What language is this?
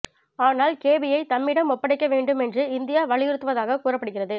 Tamil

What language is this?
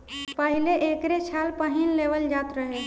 Bhojpuri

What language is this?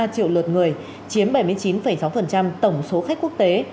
Vietnamese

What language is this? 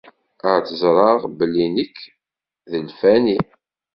Kabyle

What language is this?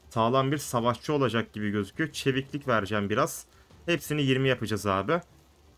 Turkish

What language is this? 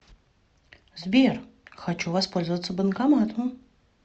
Russian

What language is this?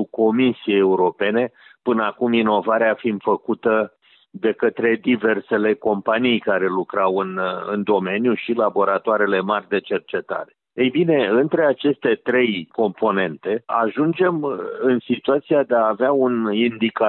Romanian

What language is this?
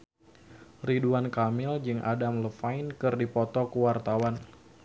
Sundanese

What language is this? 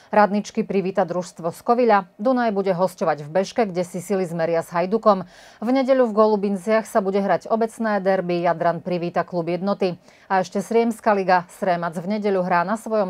Slovak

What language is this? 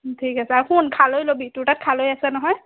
Assamese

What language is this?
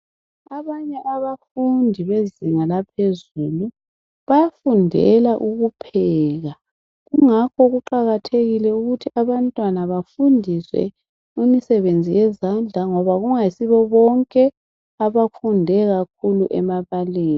North Ndebele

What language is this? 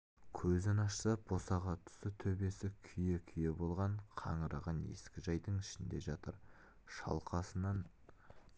Kazakh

